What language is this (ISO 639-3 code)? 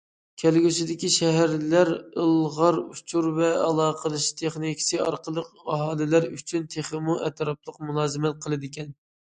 uig